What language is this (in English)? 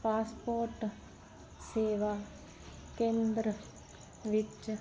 Punjabi